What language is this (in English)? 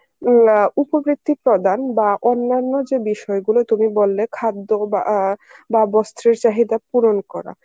Bangla